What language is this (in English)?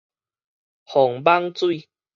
Min Nan Chinese